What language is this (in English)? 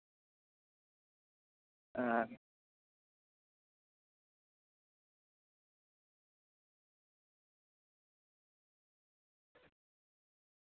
Santali